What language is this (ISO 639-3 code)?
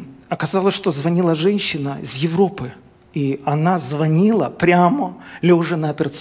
rus